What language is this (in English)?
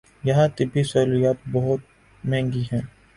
Urdu